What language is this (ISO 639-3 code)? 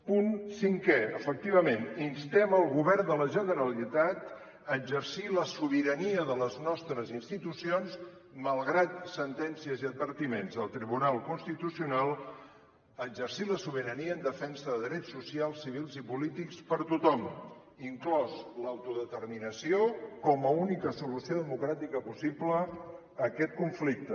cat